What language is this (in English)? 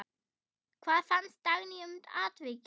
Icelandic